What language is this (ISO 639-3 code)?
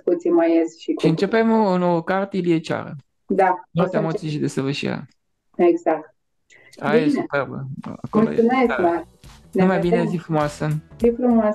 ron